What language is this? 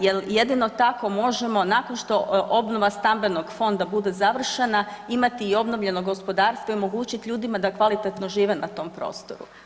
Croatian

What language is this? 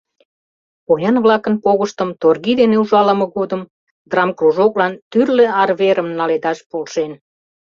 Mari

